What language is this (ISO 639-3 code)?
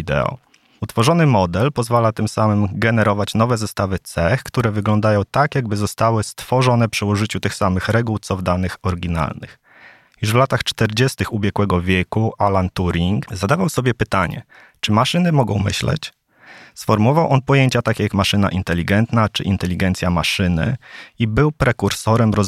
pol